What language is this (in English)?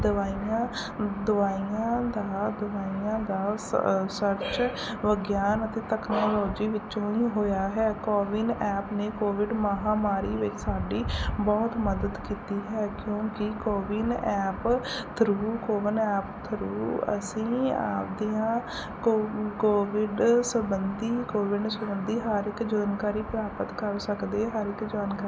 Punjabi